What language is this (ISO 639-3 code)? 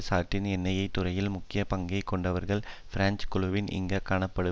tam